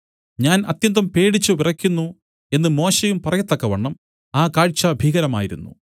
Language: Malayalam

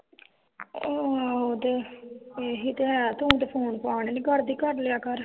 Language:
Punjabi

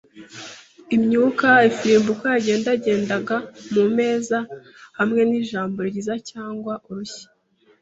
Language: Kinyarwanda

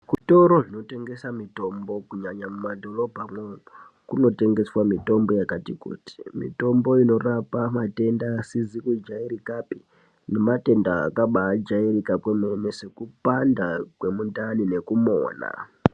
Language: Ndau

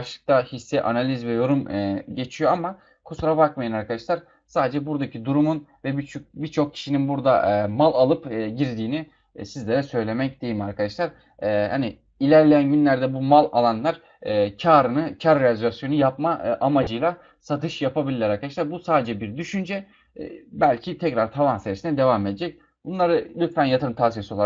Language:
Turkish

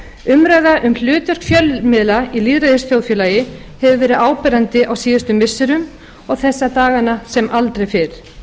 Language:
Icelandic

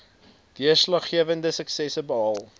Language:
Afrikaans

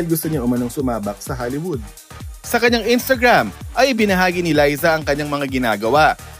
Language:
Filipino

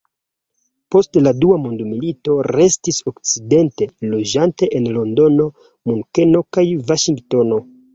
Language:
Esperanto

